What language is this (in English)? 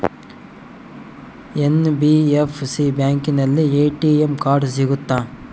Kannada